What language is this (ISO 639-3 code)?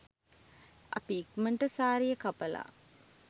sin